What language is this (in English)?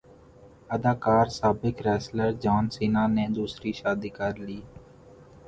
Urdu